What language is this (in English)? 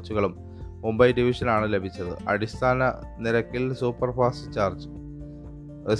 Malayalam